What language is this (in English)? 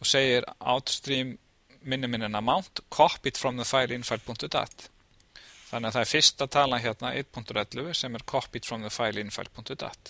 Norwegian